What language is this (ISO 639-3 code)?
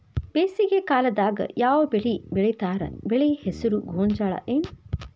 kan